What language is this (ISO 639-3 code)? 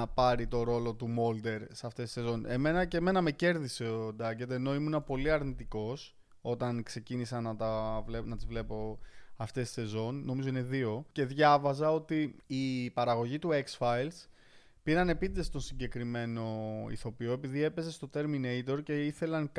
ell